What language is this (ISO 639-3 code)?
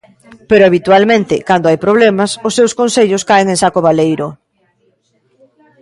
glg